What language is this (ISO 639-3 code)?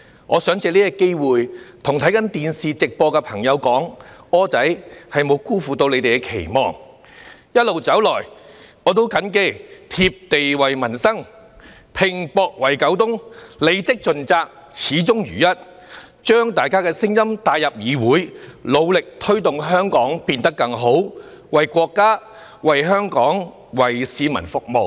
yue